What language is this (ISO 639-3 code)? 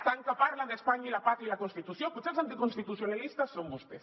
cat